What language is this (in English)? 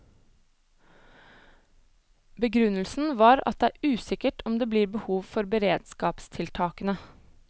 Norwegian